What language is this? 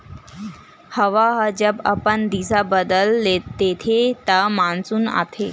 Chhattisgarhi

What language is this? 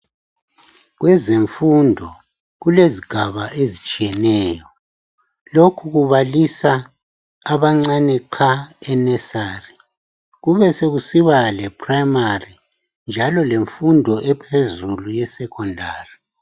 North Ndebele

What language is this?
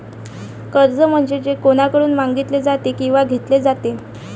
Marathi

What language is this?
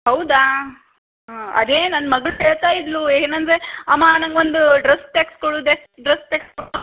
Kannada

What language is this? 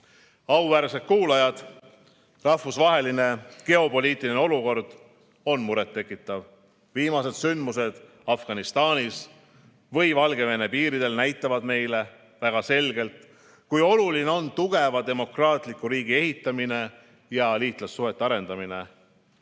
Estonian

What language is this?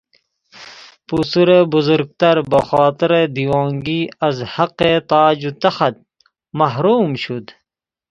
Persian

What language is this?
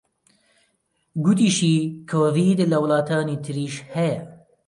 Central Kurdish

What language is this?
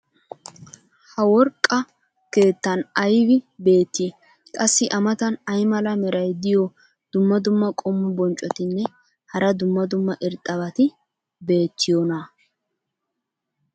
Wolaytta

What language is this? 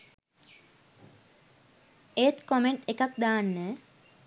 Sinhala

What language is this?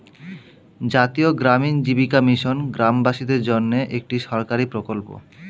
Bangla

